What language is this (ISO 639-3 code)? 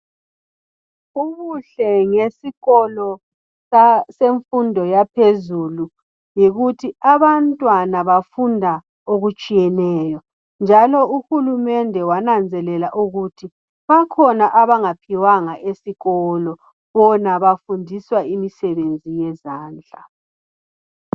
nde